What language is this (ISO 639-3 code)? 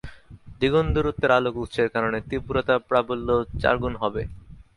ben